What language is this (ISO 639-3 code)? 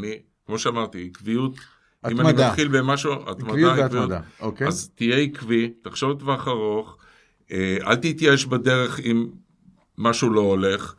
heb